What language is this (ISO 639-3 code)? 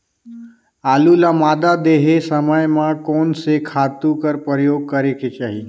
hne